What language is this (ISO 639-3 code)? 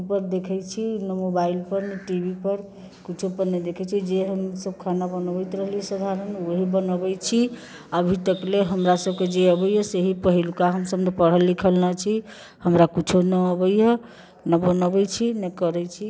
mai